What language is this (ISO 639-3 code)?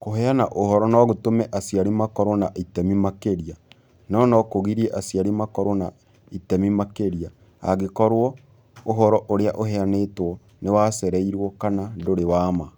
kik